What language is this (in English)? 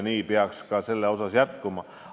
Estonian